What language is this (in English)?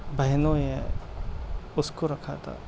Urdu